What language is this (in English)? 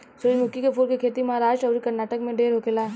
Bhojpuri